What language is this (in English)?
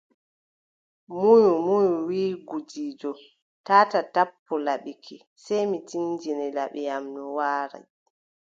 Adamawa Fulfulde